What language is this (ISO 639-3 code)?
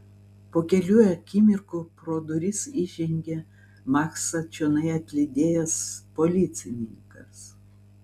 lit